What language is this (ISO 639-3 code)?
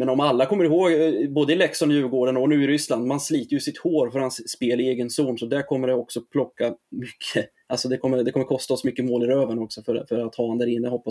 swe